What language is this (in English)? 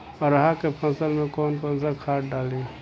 Bhojpuri